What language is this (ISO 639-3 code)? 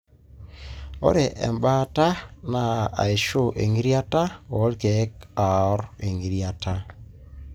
mas